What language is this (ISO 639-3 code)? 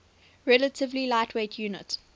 eng